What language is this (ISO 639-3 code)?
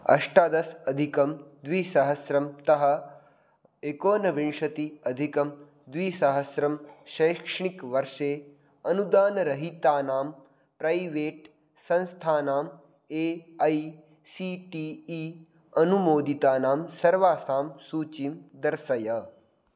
san